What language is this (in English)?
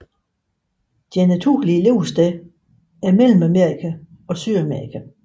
Danish